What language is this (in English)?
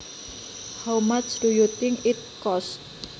Javanese